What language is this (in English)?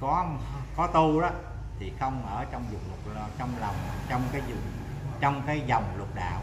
Vietnamese